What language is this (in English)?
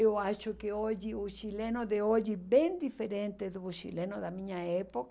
Portuguese